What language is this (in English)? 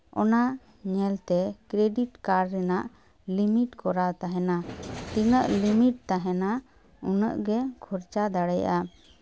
Santali